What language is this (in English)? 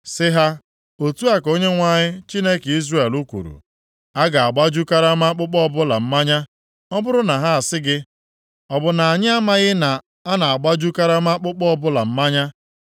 Igbo